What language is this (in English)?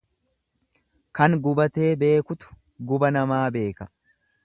Oromo